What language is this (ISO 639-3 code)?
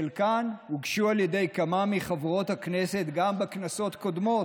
heb